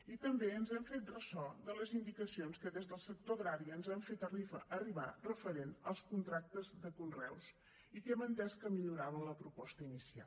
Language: Catalan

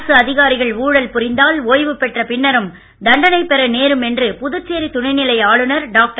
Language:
Tamil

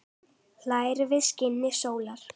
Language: Icelandic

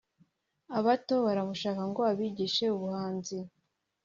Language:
Kinyarwanda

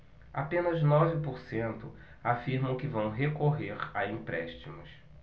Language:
Portuguese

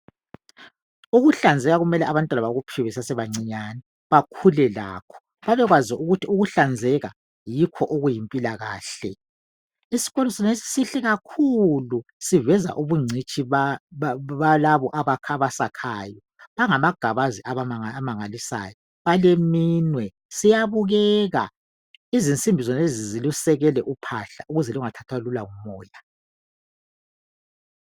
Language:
North Ndebele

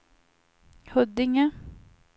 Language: Swedish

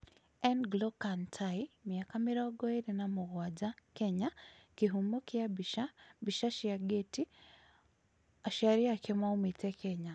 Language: Kikuyu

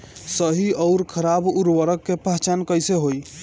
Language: Bhojpuri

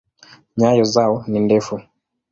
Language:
Swahili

